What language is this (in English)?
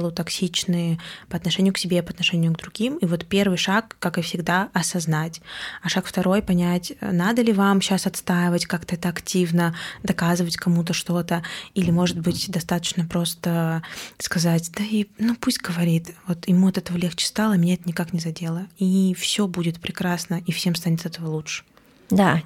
Russian